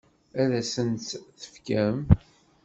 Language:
Kabyle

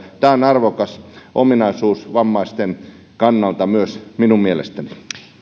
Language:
Finnish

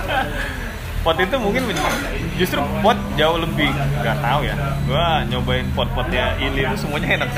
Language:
Indonesian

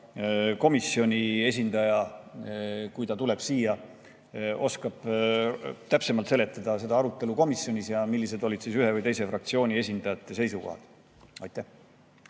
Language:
Estonian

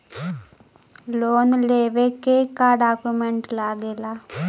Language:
Bhojpuri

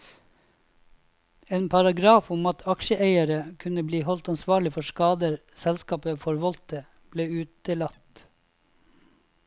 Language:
Norwegian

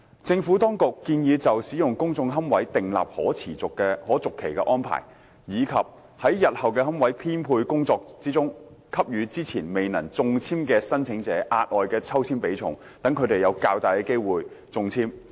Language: Cantonese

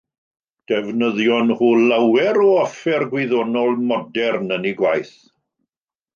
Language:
Welsh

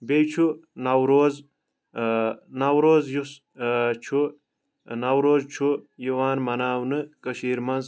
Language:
Kashmiri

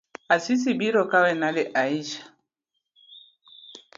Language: Luo (Kenya and Tanzania)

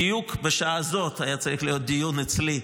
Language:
Hebrew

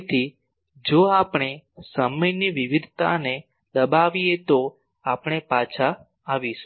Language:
Gujarati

